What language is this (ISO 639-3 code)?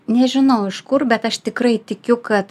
lit